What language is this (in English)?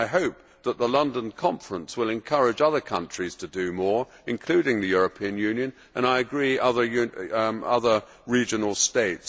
English